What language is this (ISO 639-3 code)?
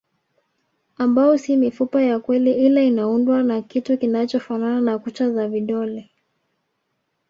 swa